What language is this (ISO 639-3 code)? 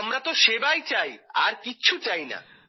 ben